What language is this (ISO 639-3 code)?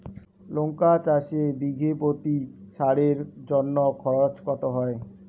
ben